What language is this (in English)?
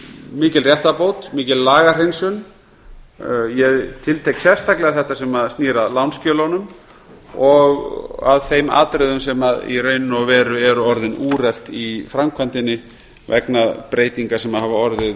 Icelandic